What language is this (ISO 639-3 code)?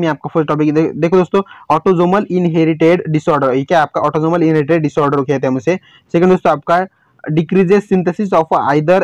hin